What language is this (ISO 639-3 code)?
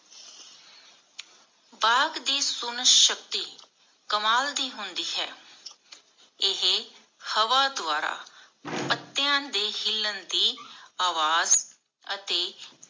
pan